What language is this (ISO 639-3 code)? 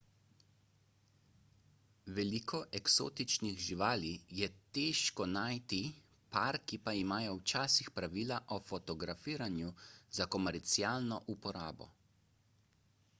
slv